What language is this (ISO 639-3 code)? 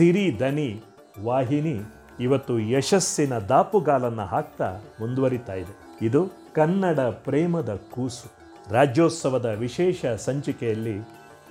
kan